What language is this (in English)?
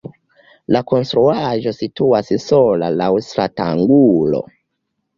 Esperanto